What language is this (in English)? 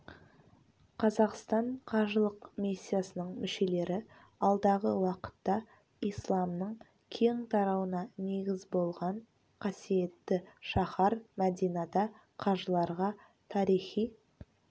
Kazakh